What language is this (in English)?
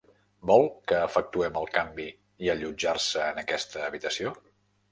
Catalan